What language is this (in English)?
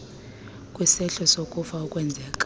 Xhosa